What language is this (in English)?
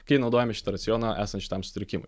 Lithuanian